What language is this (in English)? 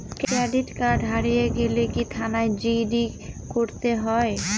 Bangla